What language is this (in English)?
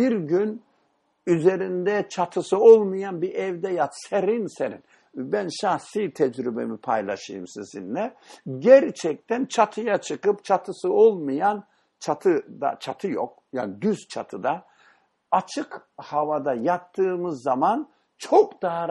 Turkish